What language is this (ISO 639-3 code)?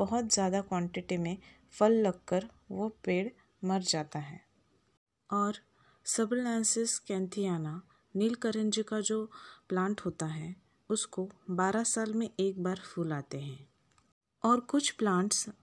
hin